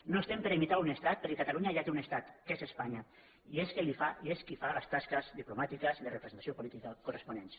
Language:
Catalan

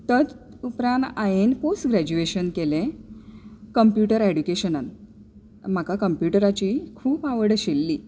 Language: Konkani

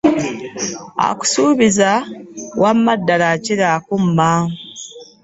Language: Ganda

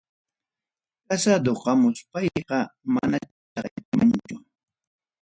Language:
Ayacucho Quechua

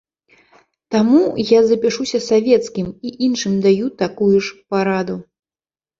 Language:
Belarusian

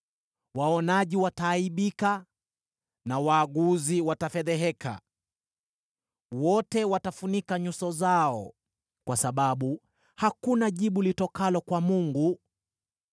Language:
Swahili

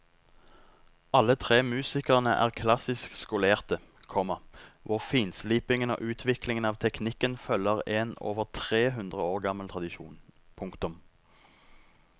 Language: Norwegian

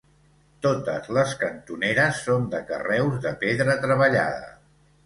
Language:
Catalan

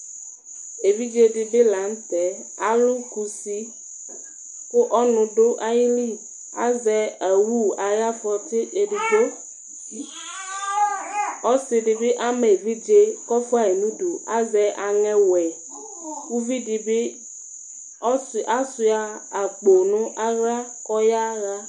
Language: Ikposo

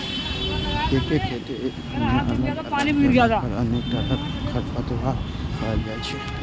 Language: Maithili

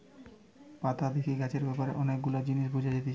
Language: Bangla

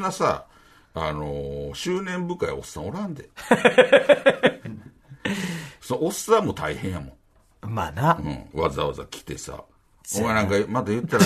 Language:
Japanese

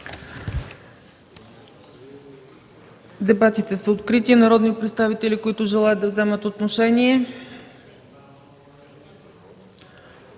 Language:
Bulgarian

